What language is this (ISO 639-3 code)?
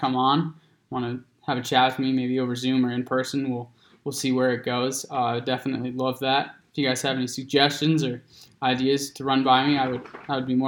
eng